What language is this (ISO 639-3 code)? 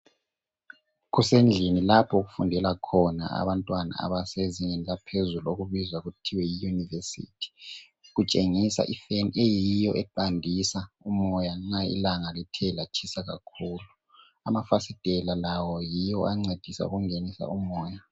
nde